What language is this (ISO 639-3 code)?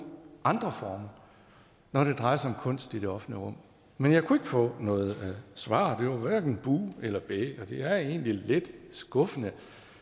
dan